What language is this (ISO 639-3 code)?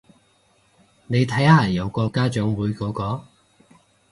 yue